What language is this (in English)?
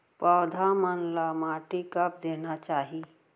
Chhattisgarhi